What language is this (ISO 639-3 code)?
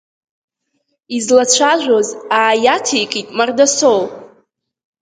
abk